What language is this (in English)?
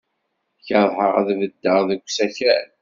Kabyle